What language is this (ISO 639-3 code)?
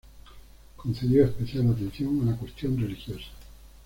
spa